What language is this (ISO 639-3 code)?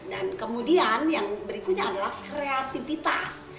ind